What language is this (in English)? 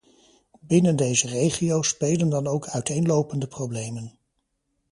Dutch